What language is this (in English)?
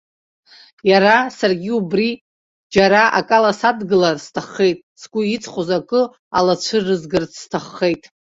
Abkhazian